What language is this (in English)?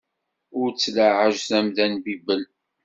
Kabyle